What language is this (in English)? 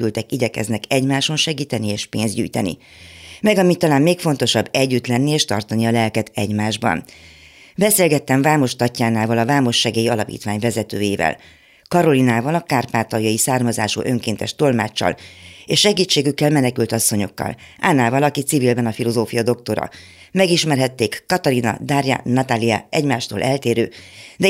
Hungarian